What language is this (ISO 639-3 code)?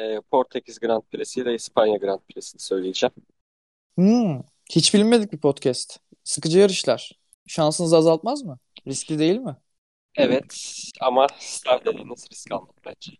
tur